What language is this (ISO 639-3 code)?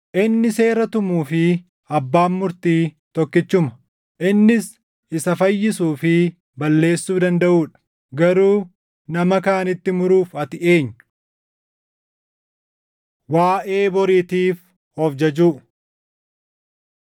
orm